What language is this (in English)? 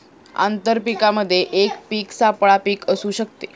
Marathi